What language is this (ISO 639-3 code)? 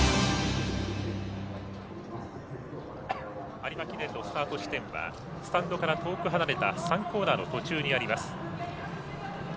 jpn